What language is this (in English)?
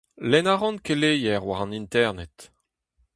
Breton